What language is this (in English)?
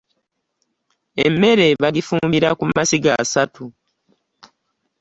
Ganda